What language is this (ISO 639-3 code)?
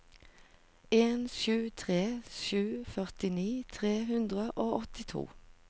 nor